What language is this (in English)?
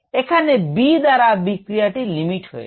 Bangla